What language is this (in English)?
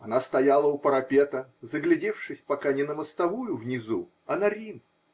Russian